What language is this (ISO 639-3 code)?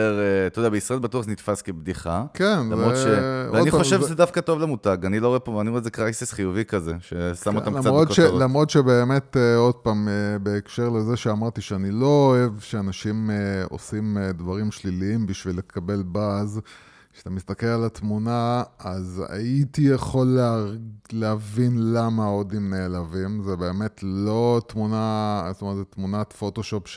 heb